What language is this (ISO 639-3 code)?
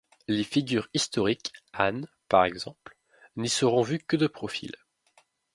fra